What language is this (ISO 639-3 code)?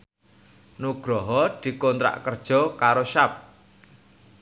jav